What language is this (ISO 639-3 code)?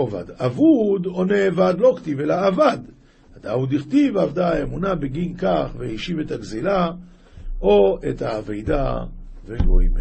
heb